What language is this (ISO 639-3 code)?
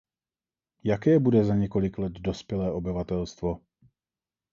ces